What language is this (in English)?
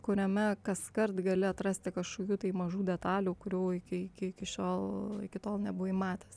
Lithuanian